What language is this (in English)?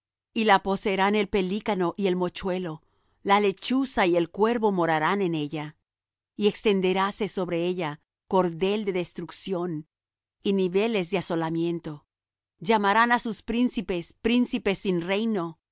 Spanish